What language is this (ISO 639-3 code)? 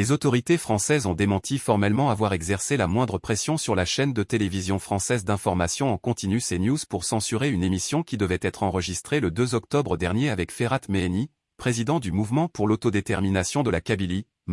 fra